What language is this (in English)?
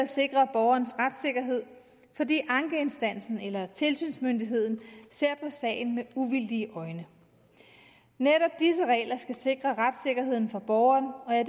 Danish